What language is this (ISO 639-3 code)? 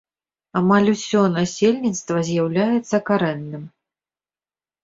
bel